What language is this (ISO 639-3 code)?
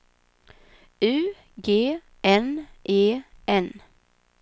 swe